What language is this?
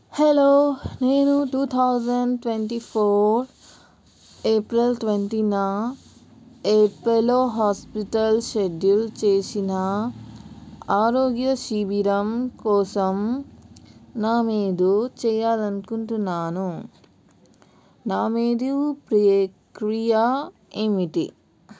Telugu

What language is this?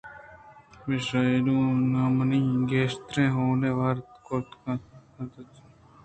Eastern Balochi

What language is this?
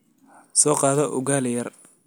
Somali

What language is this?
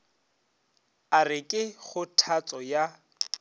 Northern Sotho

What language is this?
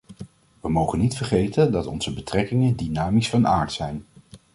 Dutch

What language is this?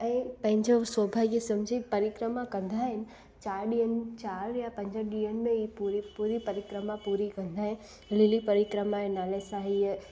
Sindhi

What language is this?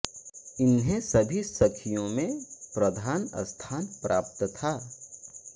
Hindi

